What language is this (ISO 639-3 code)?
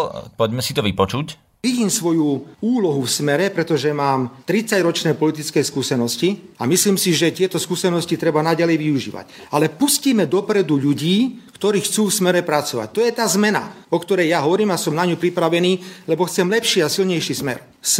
slk